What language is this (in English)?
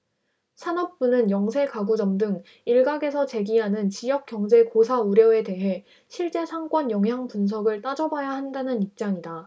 Korean